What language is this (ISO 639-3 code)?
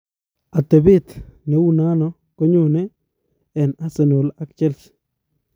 kln